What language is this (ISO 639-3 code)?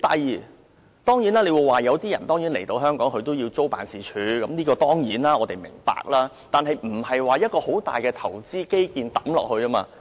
yue